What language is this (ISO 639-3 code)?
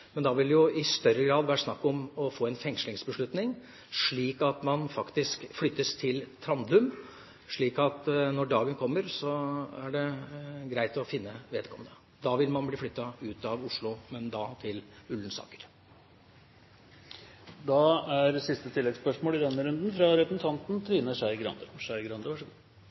nor